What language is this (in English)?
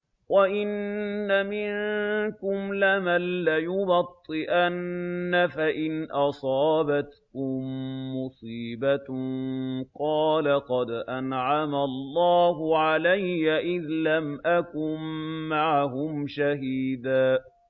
Arabic